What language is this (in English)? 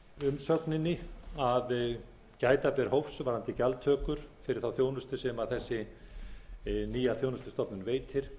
Icelandic